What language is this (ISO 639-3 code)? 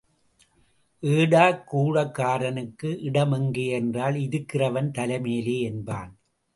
tam